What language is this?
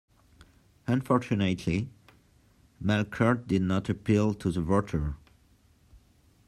English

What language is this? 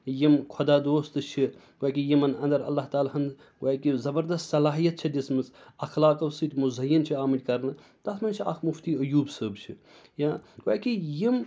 Kashmiri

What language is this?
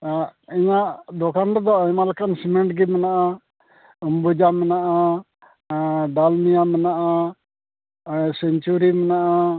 Santali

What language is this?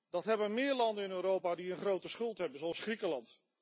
Dutch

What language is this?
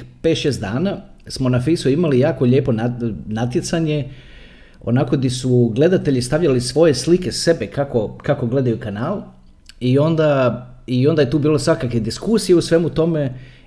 Croatian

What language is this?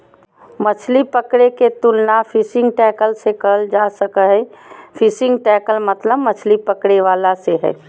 Magahi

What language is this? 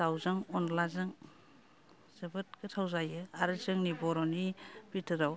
Bodo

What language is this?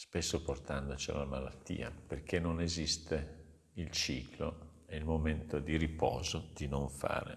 Italian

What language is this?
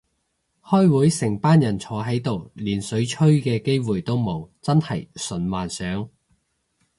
Cantonese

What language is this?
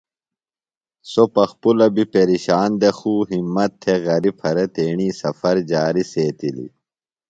Phalura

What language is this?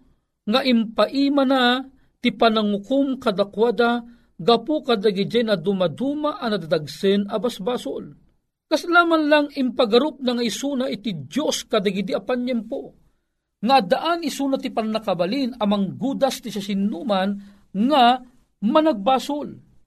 Filipino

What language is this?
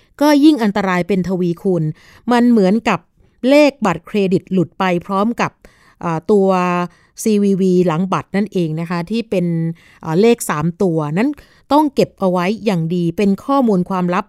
Thai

